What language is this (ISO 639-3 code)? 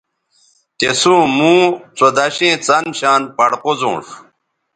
btv